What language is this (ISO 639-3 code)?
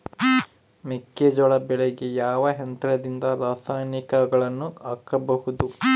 kan